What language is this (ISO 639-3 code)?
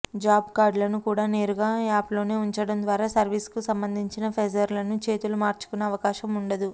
tel